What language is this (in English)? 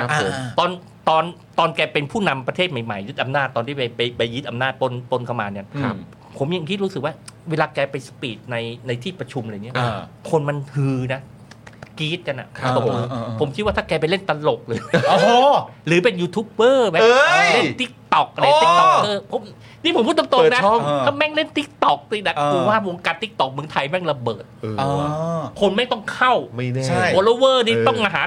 Thai